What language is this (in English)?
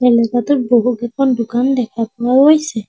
Assamese